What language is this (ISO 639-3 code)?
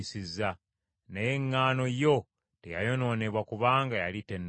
lug